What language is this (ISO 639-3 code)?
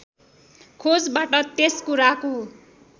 nep